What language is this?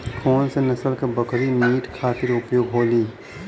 Bhojpuri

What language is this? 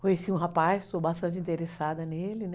Portuguese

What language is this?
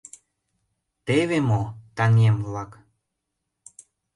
Mari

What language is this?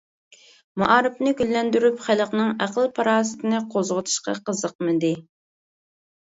Uyghur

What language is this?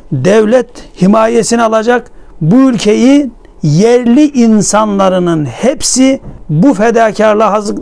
Turkish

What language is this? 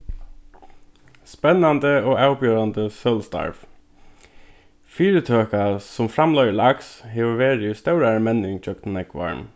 Faroese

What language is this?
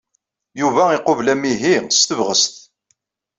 Kabyle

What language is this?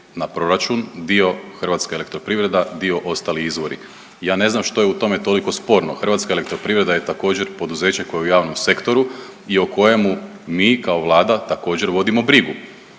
Croatian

